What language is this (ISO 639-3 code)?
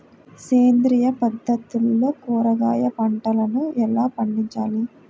tel